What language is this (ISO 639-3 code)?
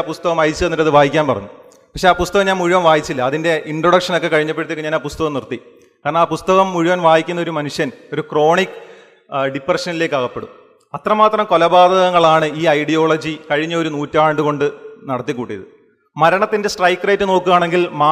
mal